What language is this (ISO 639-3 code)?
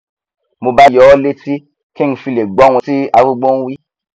yor